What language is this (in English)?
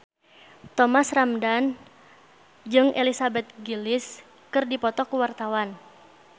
Sundanese